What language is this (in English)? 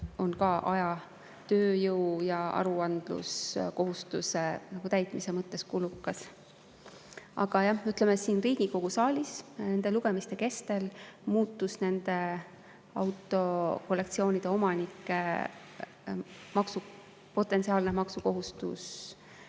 Estonian